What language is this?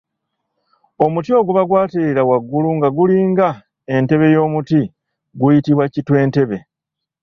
Ganda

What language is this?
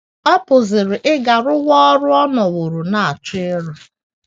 Igbo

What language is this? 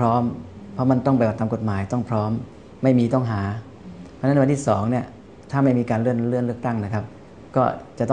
Thai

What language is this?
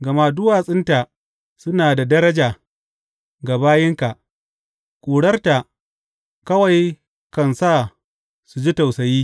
Hausa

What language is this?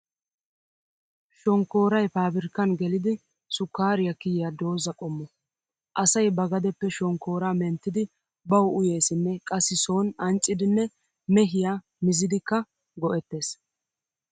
Wolaytta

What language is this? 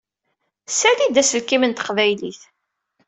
Kabyle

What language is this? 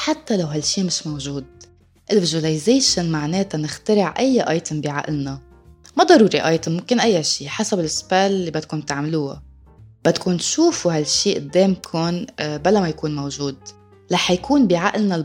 Arabic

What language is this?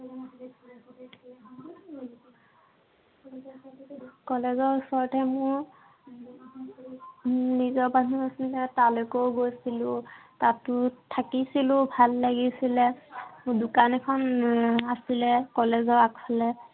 Assamese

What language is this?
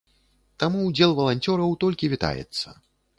Belarusian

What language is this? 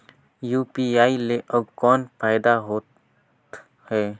Chhattisgarhi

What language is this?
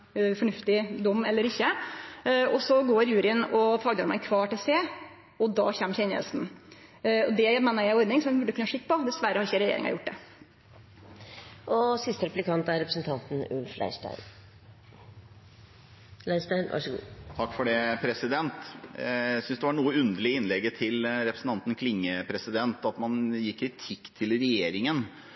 Norwegian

